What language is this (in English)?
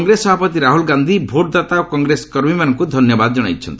Odia